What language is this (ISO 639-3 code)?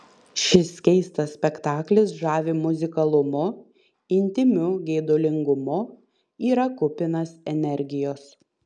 lit